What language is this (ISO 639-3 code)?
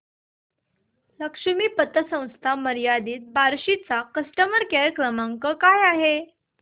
mar